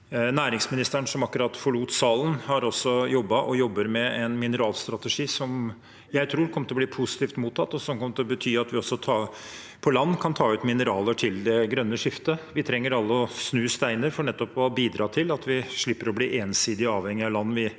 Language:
Norwegian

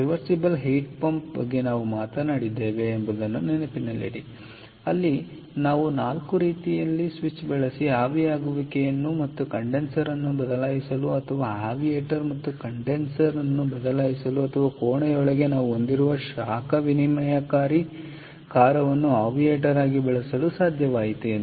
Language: Kannada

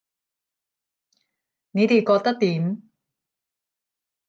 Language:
Cantonese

